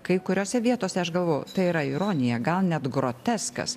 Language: Lithuanian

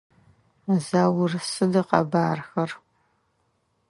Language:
Adyghe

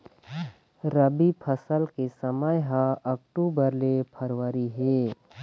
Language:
Chhattisgarhi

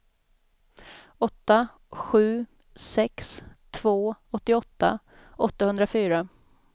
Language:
Swedish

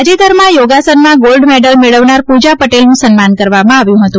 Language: Gujarati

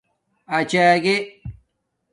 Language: Domaaki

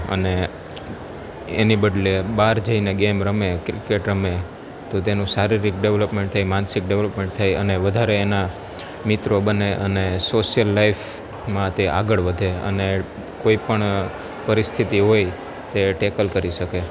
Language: Gujarati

